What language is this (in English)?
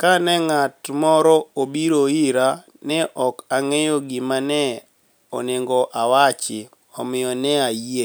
Luo (Kenya and Tanzania)